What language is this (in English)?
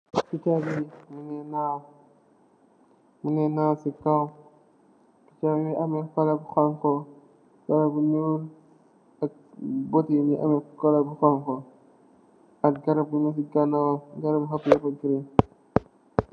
Wolof